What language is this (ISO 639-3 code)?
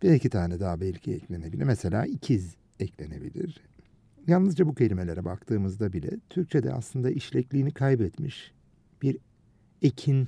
tur